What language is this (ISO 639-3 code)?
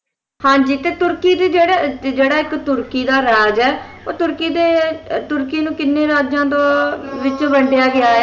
pan